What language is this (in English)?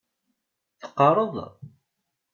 Kabyle